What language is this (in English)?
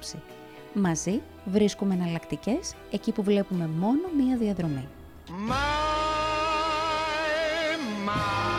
Greek